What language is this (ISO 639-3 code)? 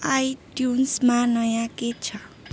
nep